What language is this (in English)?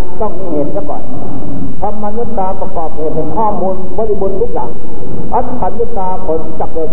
Thai